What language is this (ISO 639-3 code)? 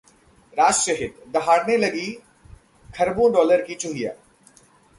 hin